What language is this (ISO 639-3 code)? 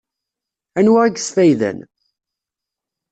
kab